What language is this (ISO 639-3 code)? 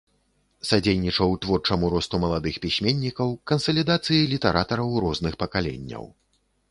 bel